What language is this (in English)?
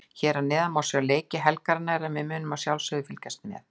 Icelandic